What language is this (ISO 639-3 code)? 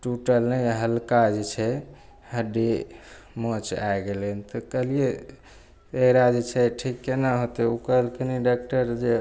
mai